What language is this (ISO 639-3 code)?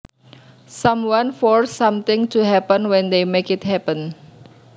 jav